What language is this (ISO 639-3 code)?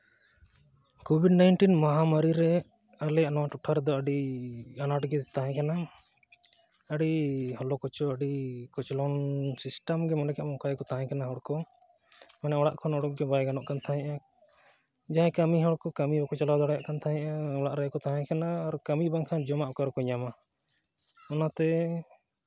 sat